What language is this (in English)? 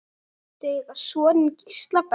Icelandic